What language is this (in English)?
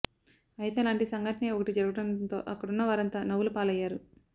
Telugu